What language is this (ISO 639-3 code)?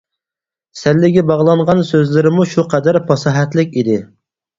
uig